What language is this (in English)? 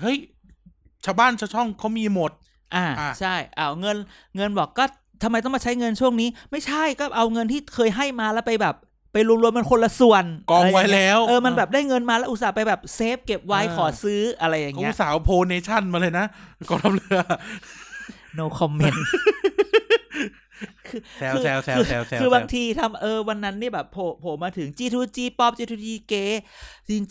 Thai